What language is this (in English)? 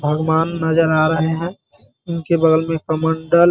Hindi